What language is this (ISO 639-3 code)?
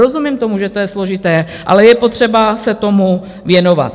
ces